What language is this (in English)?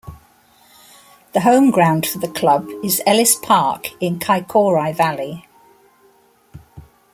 English